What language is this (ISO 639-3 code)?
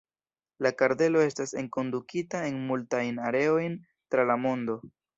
epo